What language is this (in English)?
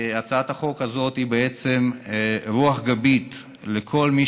Hebrew